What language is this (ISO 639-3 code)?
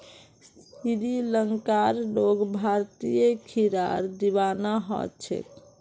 mag